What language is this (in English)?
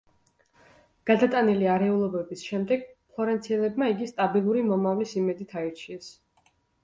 Georgian